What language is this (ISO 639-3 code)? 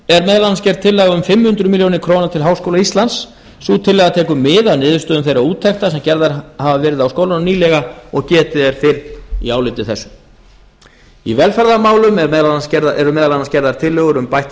isl